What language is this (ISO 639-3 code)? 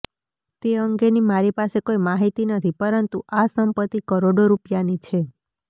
guj